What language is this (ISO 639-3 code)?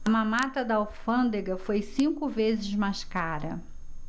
por